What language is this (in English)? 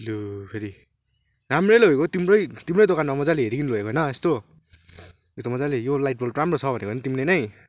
Nepali